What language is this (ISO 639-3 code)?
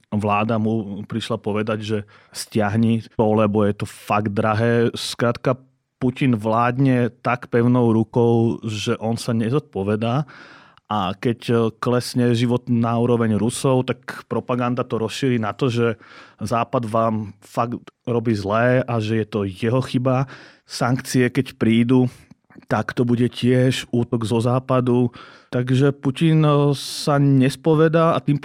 slk